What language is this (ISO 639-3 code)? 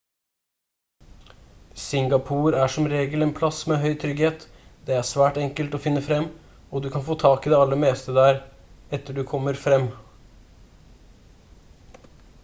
nob